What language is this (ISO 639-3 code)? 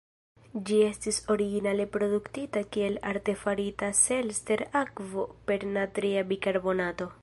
epo